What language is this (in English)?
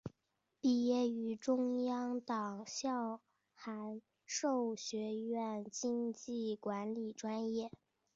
Chinese